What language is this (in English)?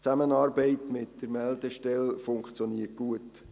Swiss German